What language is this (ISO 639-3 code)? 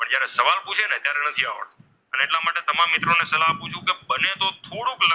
guj